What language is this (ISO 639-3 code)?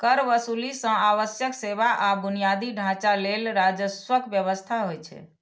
mai